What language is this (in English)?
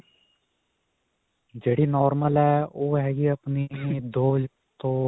Punjabi